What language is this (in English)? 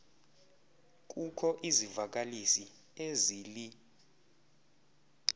Xhosa